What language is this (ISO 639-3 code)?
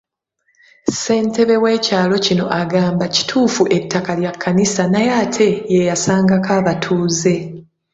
lug